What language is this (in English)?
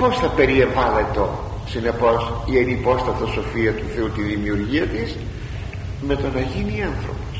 Greek